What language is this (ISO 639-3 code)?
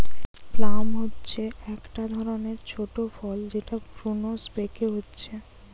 ben